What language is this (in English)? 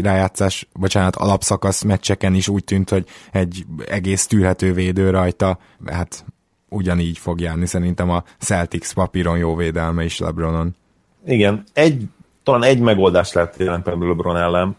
Hungarian